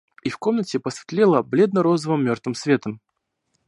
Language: Russian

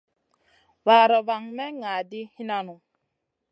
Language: Masana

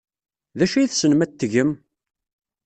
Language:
Kabyle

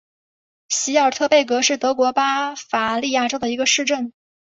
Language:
Chinese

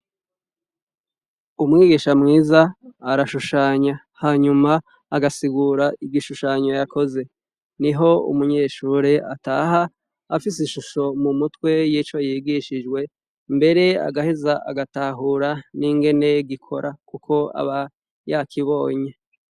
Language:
Rundi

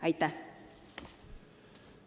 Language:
Estonian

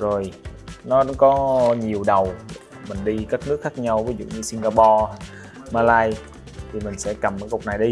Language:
Vietnamese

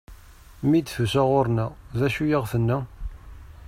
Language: Kabyle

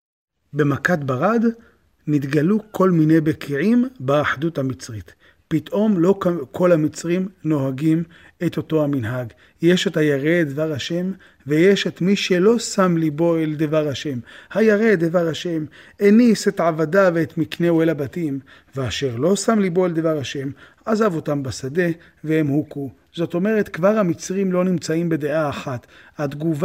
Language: Hebrew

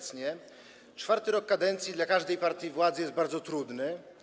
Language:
Polish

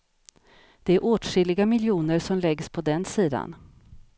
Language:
Swedish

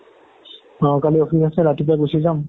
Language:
Assamese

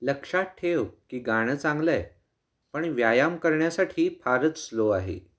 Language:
Marathi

